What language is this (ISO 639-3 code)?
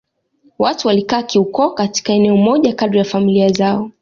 swa